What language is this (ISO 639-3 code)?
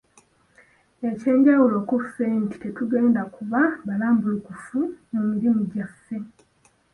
lug